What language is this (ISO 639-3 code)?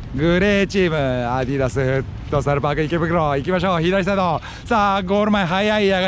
jpn